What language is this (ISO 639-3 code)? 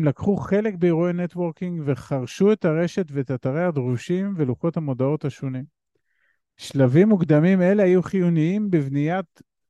heb